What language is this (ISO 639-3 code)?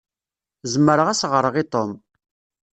kab